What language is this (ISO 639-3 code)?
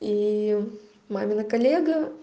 rus